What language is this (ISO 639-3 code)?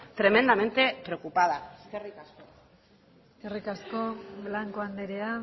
eus